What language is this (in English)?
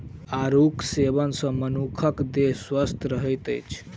Maithili